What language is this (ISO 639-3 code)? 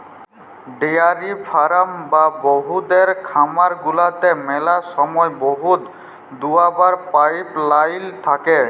ben